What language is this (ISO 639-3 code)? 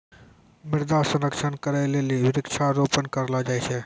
mai